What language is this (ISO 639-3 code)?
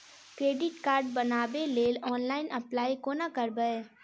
mai